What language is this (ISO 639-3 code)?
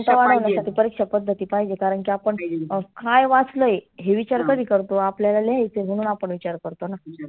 mar